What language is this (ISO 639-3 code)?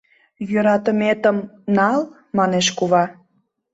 chm